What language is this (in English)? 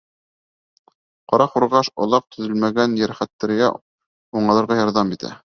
Bashkir